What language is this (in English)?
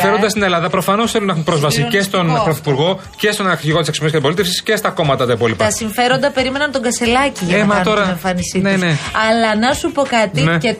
Greek